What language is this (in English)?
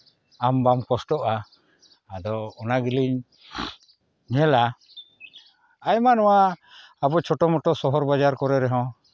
Santali